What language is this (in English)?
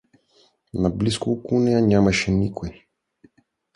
Bulgarian